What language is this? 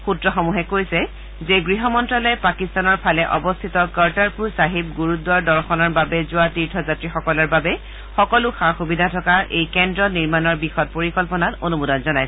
Assamese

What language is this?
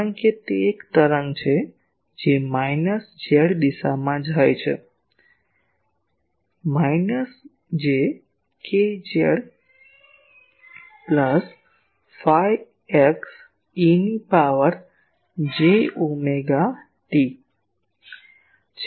Gujarati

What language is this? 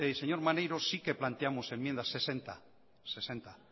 Spanish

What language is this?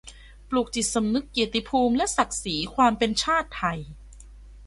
Thai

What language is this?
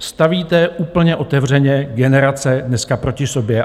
Czech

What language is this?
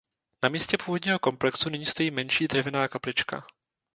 Czech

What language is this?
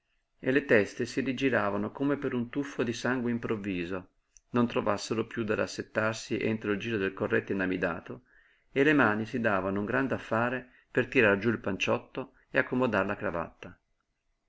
Italian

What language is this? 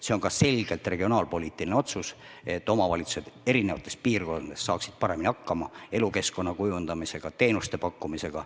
Estonian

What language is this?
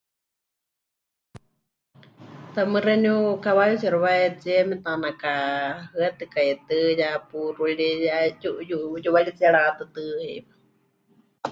Huichol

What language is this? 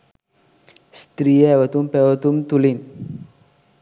Sinhala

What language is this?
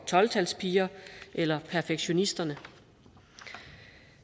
Danish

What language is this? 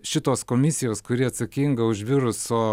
Lithuanian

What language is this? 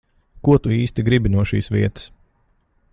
Latvian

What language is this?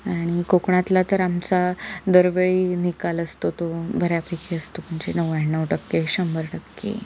Marathi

